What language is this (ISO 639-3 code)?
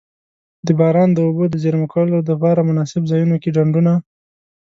pus